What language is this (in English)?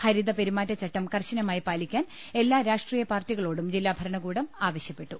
Malayalam